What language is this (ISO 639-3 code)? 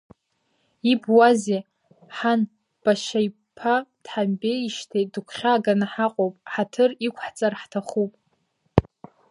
abk